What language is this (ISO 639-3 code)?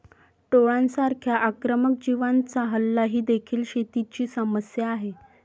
mar